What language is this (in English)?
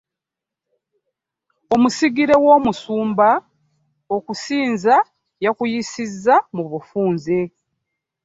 Ganda